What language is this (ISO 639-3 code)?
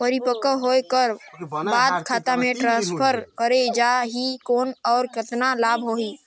hne